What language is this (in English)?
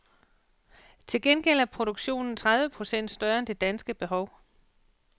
Danish